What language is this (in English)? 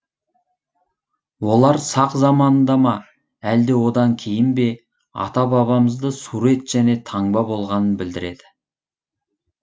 Kazakh